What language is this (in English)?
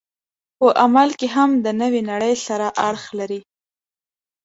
Pashto